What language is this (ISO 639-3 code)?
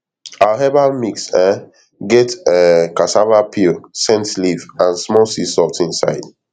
pcm